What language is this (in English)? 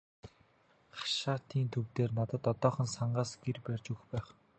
Mongolian